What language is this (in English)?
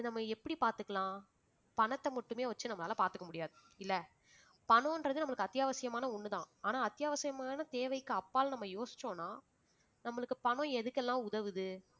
Tamil